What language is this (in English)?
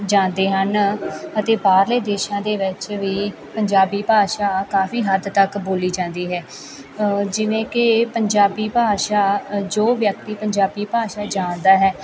Punjabi